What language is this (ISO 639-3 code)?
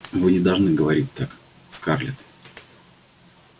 rus